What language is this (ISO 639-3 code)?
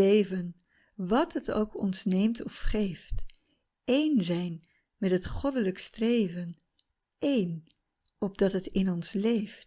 nld